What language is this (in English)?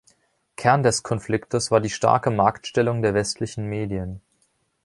German